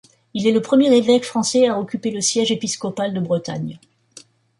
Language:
French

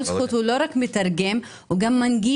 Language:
Hebrew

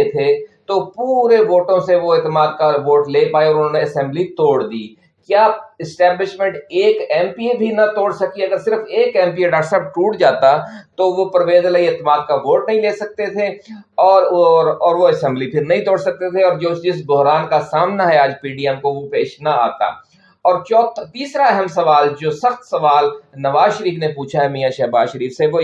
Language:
Urdu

